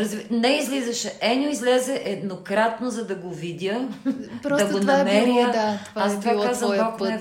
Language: Bulgarian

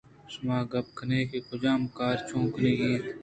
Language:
Eastern Balochi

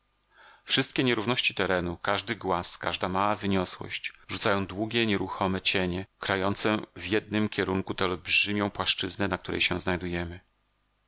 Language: Polish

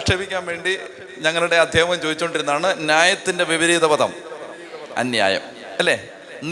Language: Malayalam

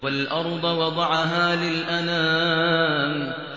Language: Arabic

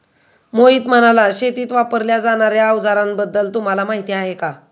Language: Marathi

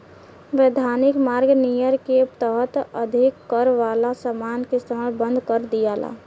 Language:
Bhojpuri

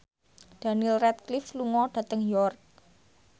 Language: Javanese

